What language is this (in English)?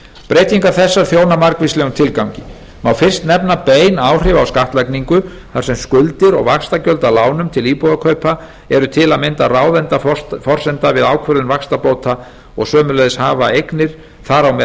Icelandic